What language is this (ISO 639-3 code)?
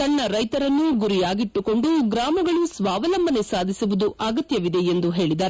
kan